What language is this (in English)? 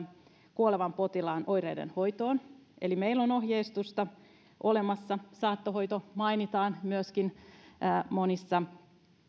Finnish